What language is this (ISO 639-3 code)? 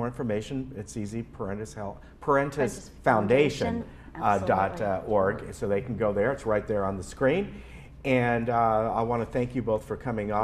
eng